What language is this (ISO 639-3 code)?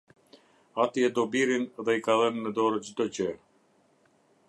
sqi